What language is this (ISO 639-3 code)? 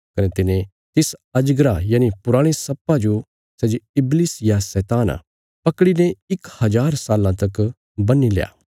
kfs